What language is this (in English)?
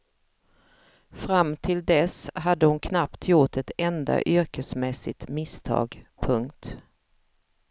Swedish